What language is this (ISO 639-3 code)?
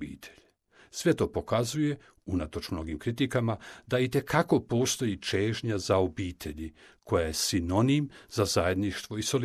hrv